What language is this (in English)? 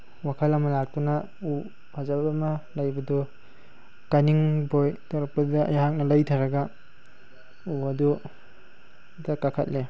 Manipuri